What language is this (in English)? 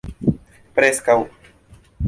Esperanto